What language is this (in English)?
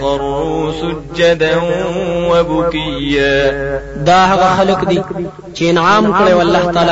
Arabic